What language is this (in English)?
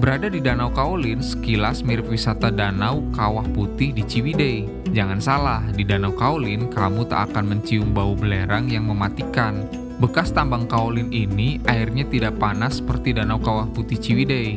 Indonesian